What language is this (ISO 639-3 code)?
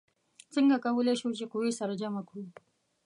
pus